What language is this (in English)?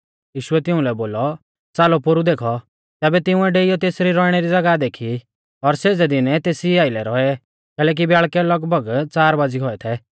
Mahasu Pahari